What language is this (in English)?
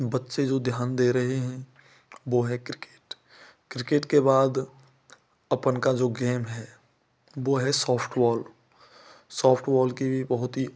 Hindi